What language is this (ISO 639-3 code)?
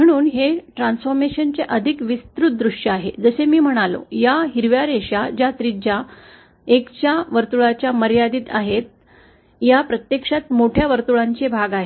mar